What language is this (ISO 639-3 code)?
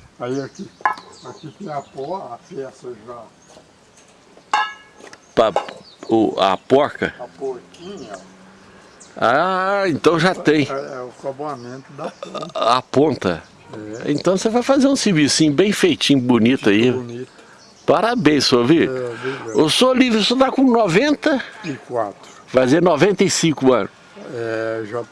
por